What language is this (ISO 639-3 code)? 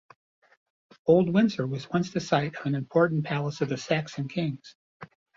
eng